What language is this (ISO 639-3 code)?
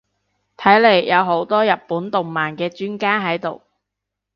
yue